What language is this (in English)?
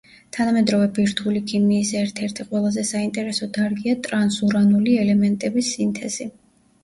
Georgian